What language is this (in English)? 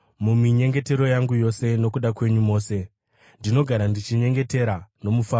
Shona